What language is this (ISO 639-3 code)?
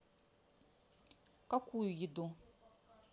rus